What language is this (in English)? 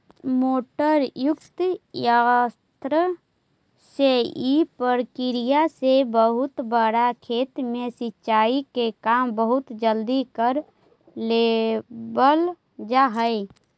Magahi